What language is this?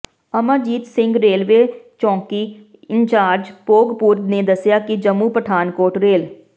Punjabi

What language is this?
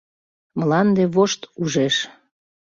Mari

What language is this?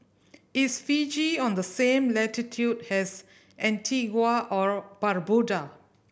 English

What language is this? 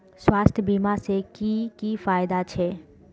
Magahi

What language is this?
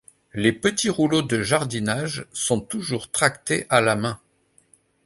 French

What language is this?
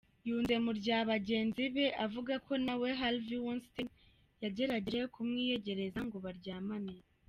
Kinyarwanda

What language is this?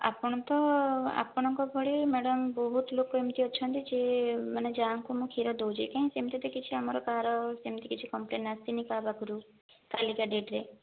Odia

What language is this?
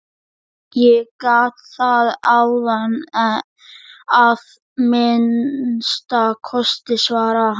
Icelandic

